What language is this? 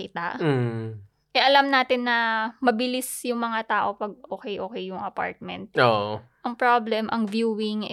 Filipino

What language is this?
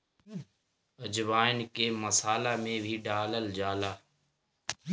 Bhojpuri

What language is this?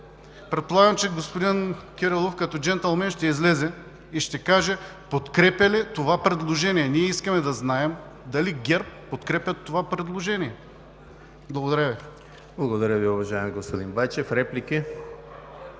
Bulgarian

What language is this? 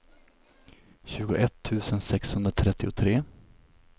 Swedish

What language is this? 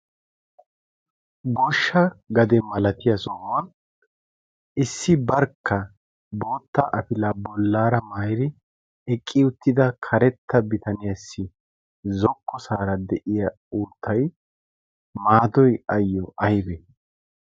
Wolaytta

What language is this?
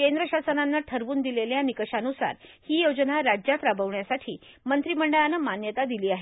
Marathi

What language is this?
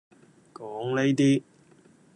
Cantonese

